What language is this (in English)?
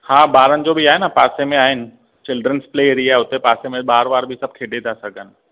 Sindhi